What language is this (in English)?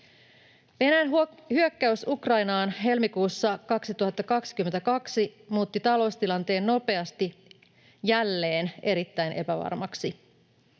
Finnish